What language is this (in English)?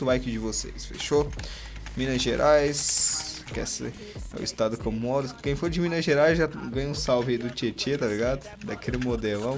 Portuguese